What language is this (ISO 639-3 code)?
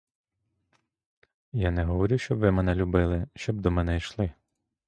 ukr